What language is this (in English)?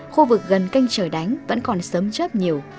Vietnamese